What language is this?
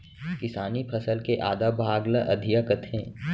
Chhattisgarhi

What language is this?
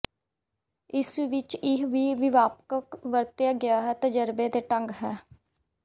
Punjabi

